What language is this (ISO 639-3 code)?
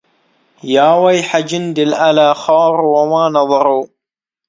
ara